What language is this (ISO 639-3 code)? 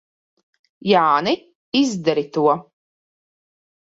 lav